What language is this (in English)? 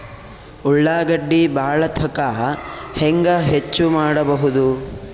Kannada